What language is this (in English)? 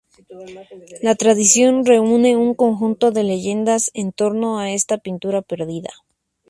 Spanish